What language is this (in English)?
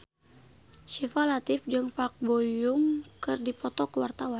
Sundanese